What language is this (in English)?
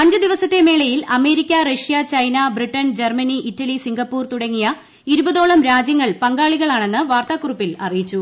Malayalam